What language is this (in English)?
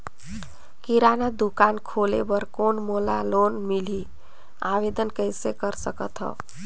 Chhattisgarhi